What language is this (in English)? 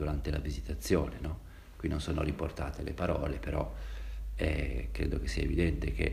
Italian